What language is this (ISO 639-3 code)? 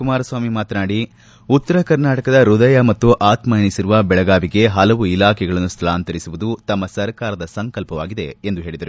kan